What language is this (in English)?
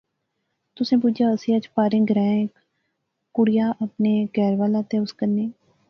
Pahari-Potwari